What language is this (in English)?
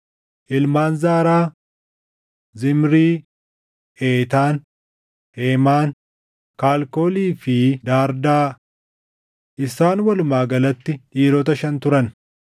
Oromo